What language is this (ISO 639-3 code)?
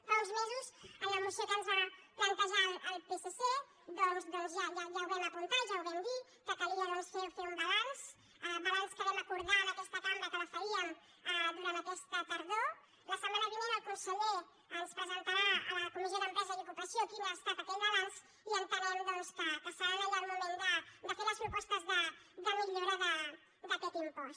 cat